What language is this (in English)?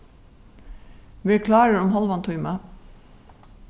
Faroese